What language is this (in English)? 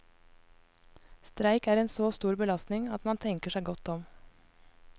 Norwegian